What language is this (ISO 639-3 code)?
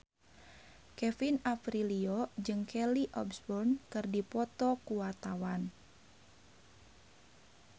sun